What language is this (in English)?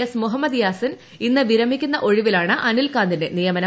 Malayalam